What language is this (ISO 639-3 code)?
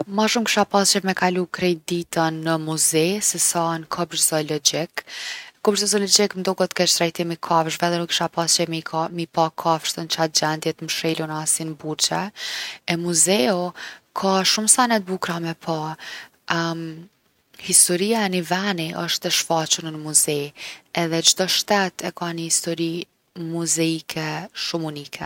aln